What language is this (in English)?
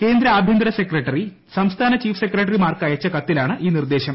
Malayalam